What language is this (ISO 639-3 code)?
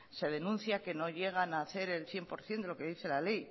spa